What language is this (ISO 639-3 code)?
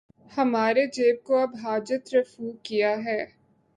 urd